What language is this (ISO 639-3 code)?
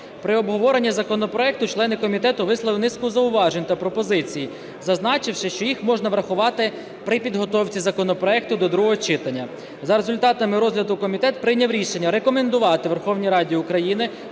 ukr